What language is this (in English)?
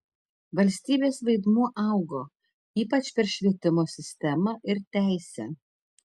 Lithuanian